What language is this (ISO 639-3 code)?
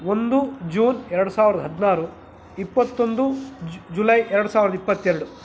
kan